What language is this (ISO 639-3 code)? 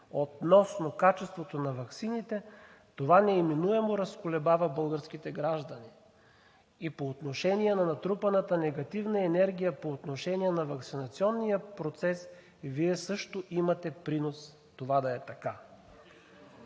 bul